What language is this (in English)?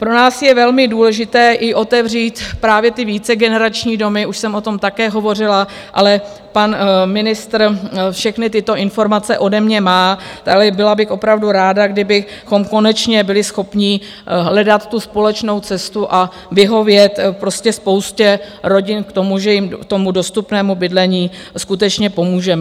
Czech